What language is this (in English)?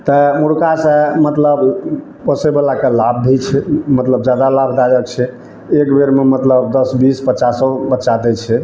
Maithili